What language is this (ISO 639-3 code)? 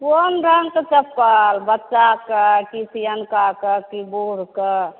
mai